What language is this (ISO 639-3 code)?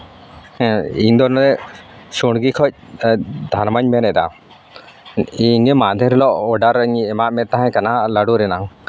sat